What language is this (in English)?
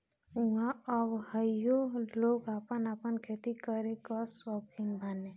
Bhojpuri